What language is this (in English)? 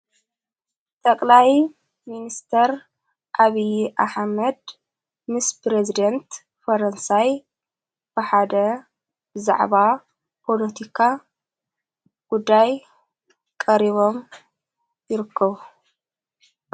Tigrinya